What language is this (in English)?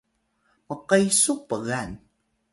Atayal